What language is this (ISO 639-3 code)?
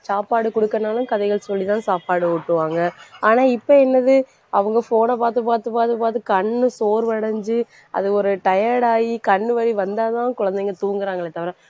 tam